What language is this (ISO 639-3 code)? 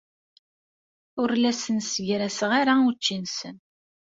kab